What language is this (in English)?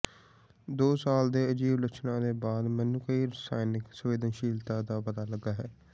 Punjabi